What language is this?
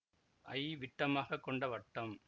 Tamil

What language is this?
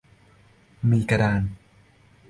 Thai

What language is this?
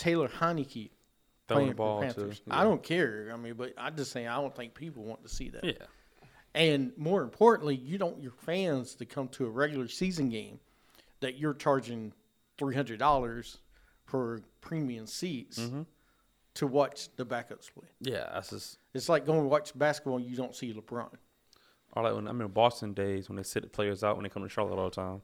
English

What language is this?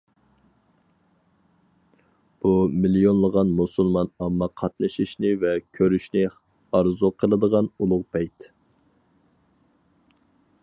Uyghur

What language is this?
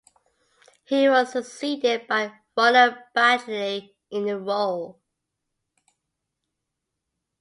English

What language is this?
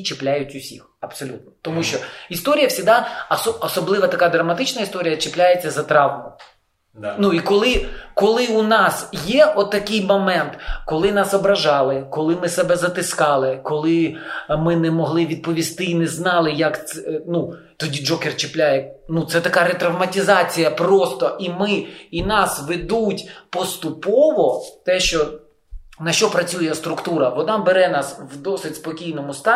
Ukrainian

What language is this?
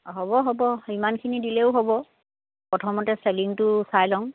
Assamese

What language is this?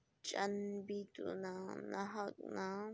Manipuri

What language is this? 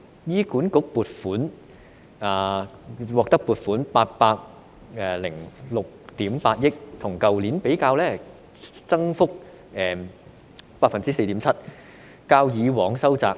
Cantonese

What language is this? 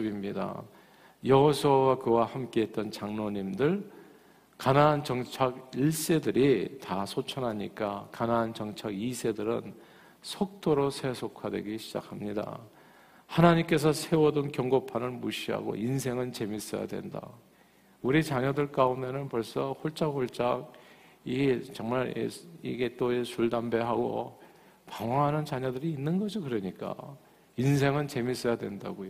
Korean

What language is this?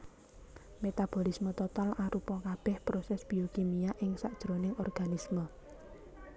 Javanese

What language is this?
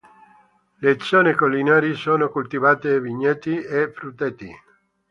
Italian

